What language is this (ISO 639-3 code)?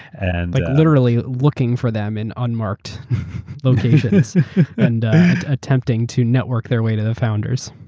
eng